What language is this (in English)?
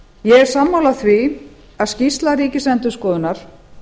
Icelandic